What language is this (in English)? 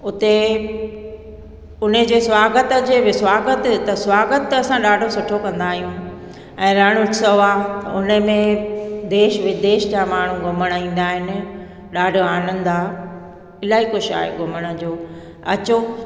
Sindhi